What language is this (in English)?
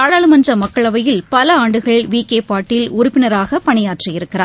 Tamil